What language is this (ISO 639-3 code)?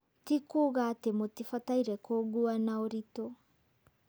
kik